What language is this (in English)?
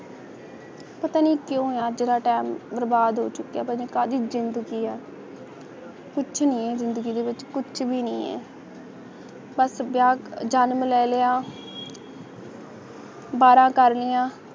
Punjabi